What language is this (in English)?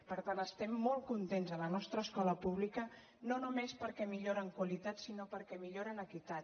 Catalan